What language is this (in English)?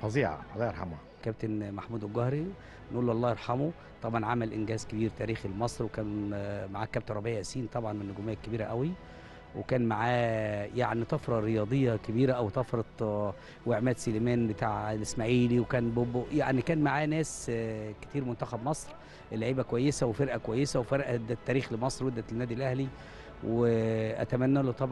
Arabic